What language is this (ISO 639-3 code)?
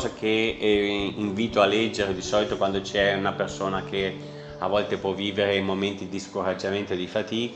ita